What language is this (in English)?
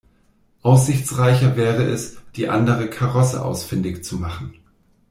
German